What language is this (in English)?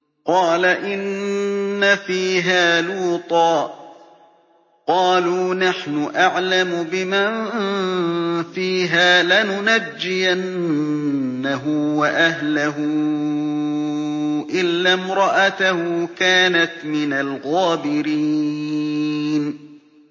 Arabic